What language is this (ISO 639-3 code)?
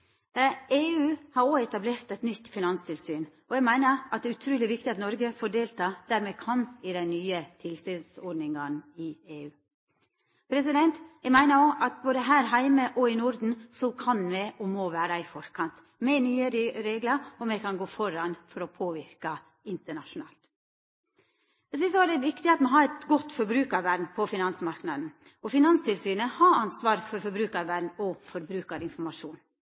nno